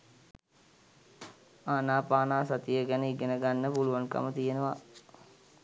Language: Sinhala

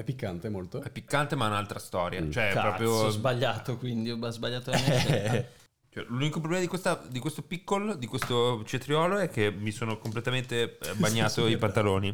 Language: Italian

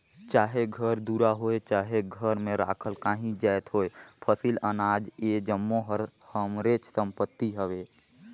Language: Chhattisgarhi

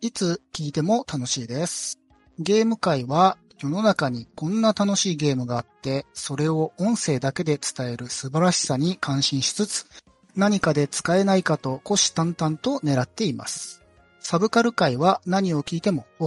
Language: Japanese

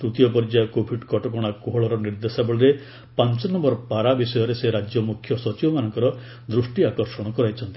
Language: Odia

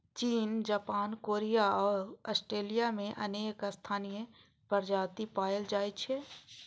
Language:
Maithili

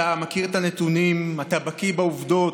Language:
Hebrew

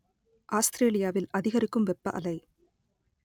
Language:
Tamil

